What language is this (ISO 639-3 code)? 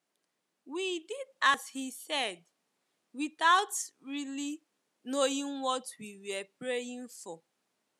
ibo